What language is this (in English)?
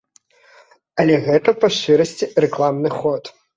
Belarusian